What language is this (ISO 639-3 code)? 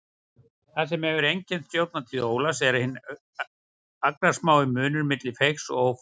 isl